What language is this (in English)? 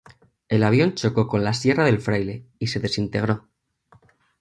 Spanish